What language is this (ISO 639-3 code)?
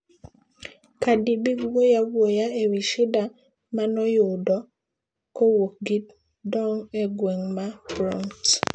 luo